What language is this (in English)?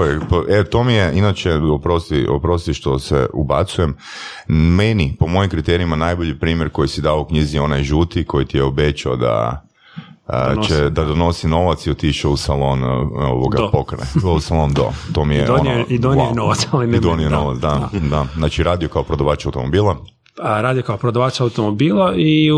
Croatian